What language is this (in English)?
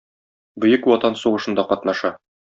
Tatar